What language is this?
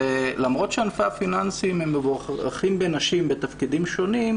Hebrew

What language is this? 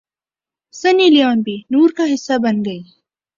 Urdu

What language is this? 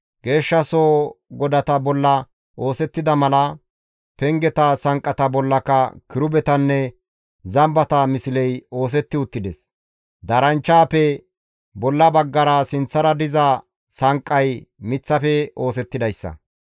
Gamo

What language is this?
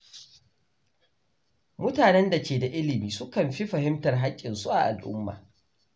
Hausa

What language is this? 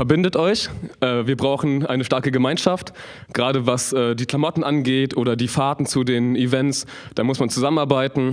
German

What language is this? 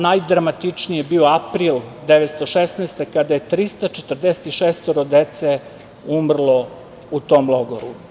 Serbian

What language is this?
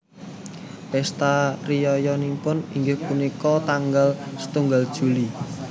Javanese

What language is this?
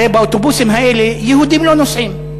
Hebrew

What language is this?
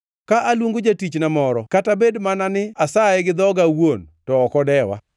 Luo (Kenya and Tanzania)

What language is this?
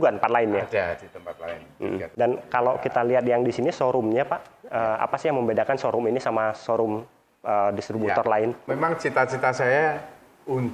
Indonesian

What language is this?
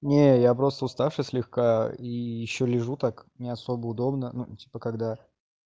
Russian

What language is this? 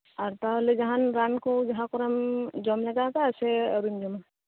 Santali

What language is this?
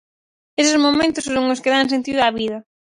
Galician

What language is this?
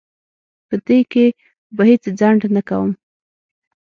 Pashto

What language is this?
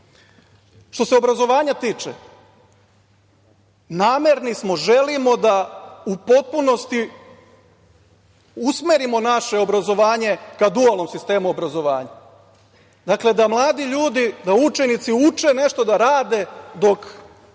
Serbian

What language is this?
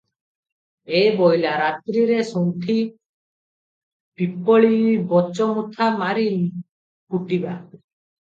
Odia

